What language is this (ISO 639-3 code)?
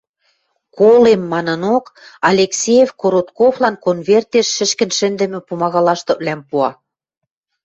mrj